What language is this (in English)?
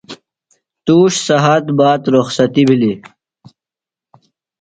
Phalura